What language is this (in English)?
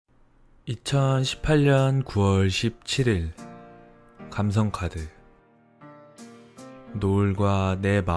Korean